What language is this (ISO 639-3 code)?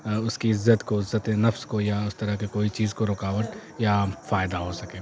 urd